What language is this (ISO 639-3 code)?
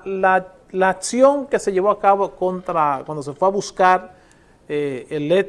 spa